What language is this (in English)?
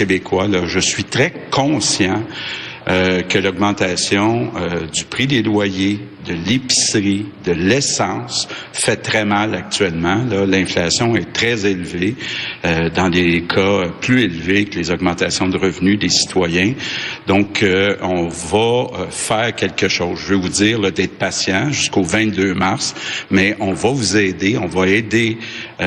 French